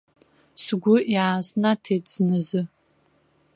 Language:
Abkhazian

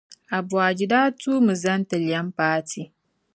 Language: Dagbani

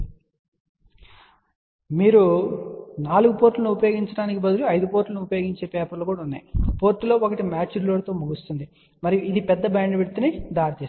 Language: Telugu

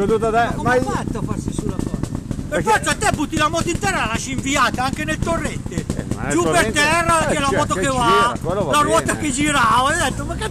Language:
Italian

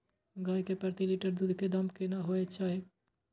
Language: Maithili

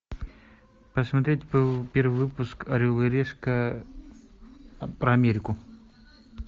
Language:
Russian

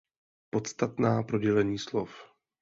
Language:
Czech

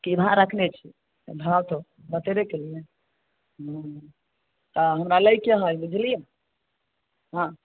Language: Maithili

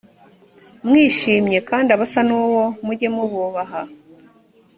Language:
Kinyarwanda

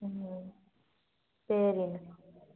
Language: Tamil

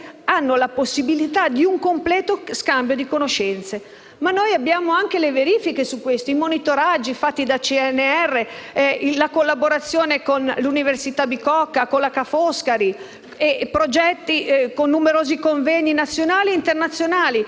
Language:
Italian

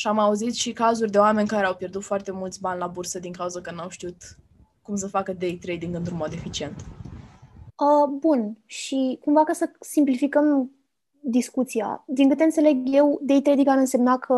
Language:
Romanian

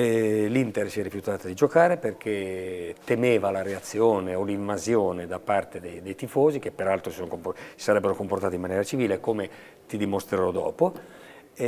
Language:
Italian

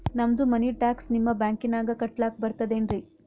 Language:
Kannada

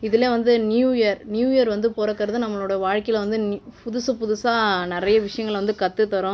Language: Tamil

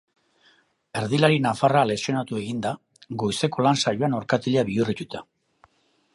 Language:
Basque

